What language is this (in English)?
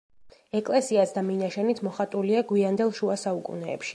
Georgian